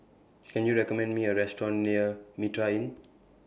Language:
English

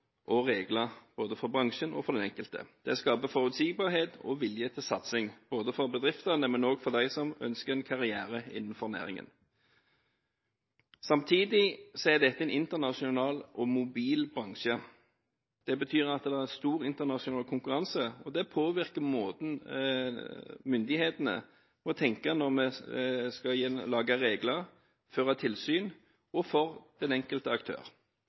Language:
Norwegian Bokmål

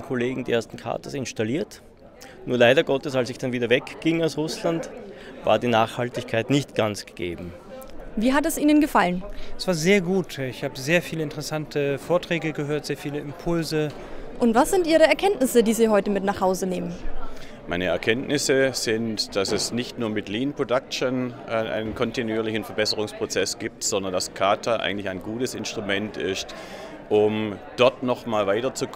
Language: German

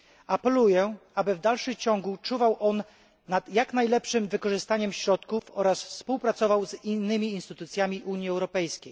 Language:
Polish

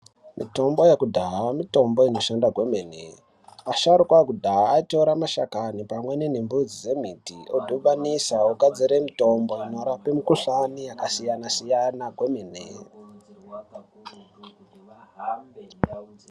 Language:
Ndau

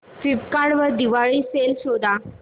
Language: Marathi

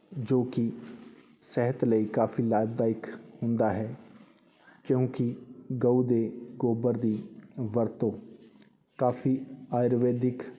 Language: Punjabi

